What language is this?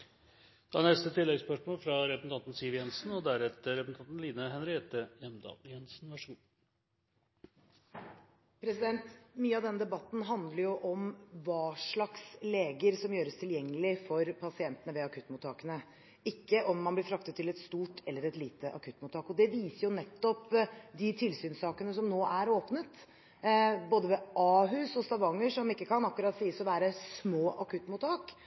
Norwegian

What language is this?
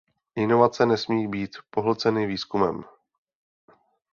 Czech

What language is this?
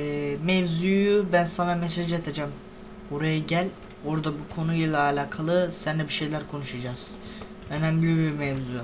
Turkish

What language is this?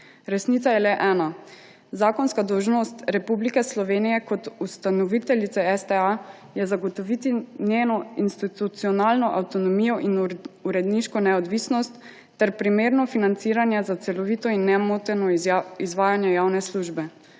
Slovenian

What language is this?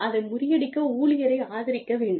Tamil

